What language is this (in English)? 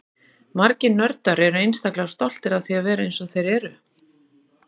Icelandic